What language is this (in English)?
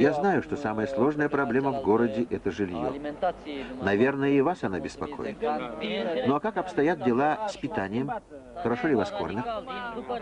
Russian